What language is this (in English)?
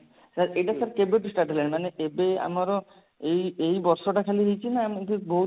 Odia